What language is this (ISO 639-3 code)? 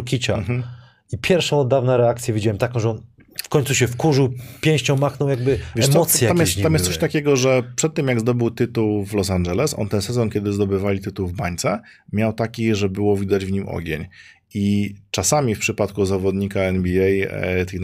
pol